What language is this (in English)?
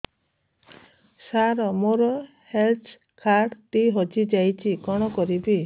Odia